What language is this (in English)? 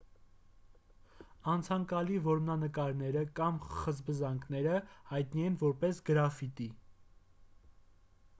Armenian